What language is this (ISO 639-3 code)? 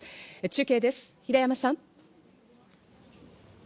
jpn